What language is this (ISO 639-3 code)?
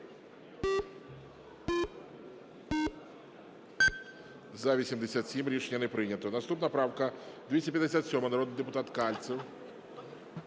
ukr